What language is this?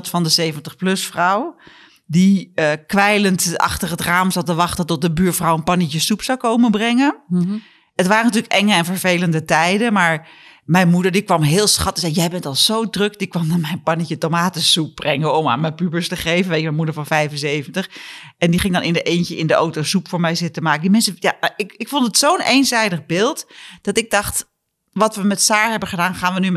Dutch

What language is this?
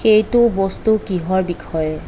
Assamese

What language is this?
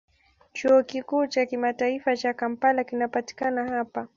Swahili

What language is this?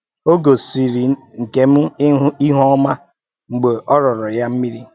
Igbo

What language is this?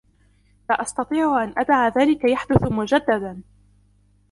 Arabic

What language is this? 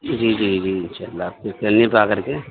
Urdu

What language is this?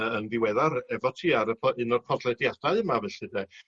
Welsh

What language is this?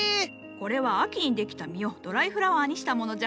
Japanese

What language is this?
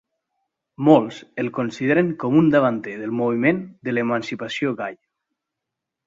Catalan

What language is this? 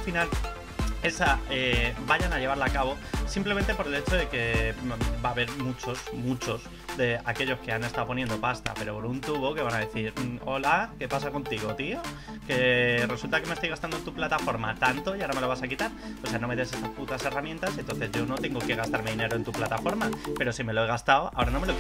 Spanish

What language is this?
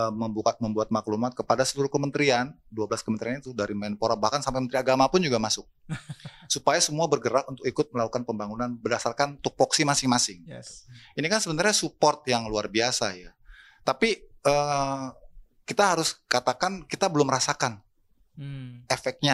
Indonesian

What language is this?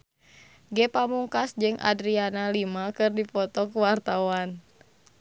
Sundanese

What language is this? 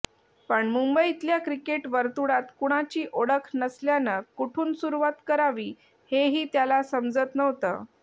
Marathi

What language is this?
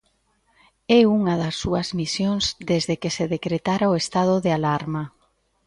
Galician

